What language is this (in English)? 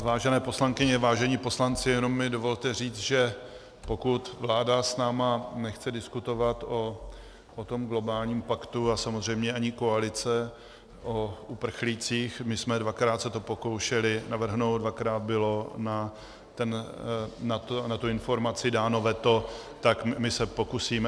Czech